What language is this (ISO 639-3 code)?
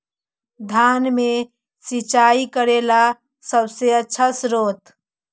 mag